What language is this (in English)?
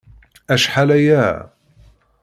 Kabyle